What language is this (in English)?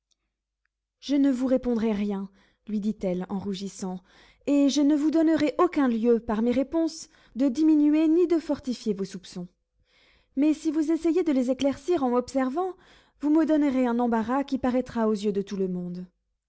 French